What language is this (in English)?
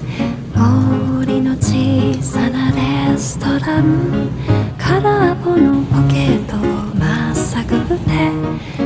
Japanese